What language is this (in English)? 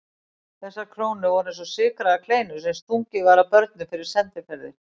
Icelandic